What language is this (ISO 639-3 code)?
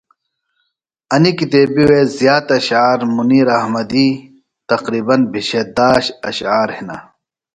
phl